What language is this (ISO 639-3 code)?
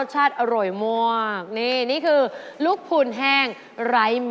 tha